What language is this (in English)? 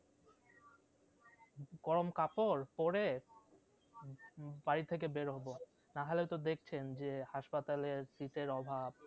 Bangla